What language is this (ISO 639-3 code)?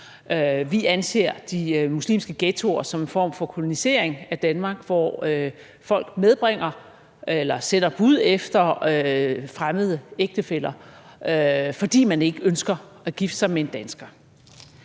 dan